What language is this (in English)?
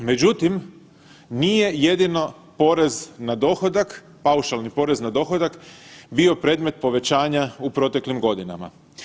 Croatian